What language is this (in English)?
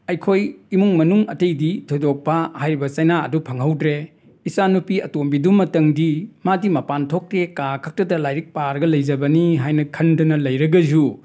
Manipuri